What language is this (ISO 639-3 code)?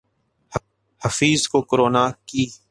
urd